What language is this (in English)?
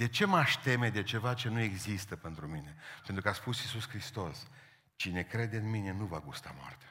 Romanian